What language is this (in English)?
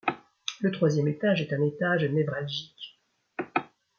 French